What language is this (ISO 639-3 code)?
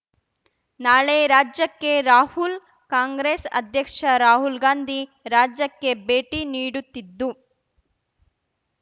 kan